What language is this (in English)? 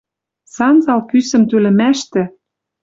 Western Mari